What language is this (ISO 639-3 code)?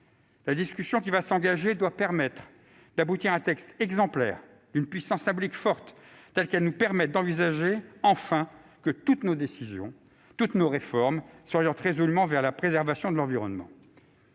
fra